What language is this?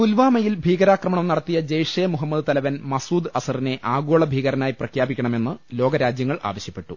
Malayalam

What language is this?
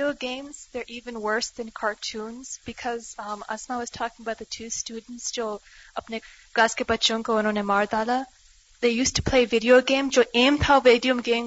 Urdu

